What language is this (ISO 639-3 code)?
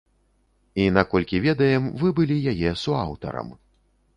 bel